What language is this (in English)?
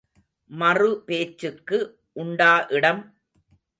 Tamil